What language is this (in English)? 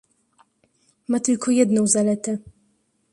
Polish